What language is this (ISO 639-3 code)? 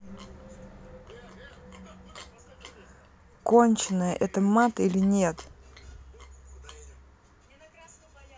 rus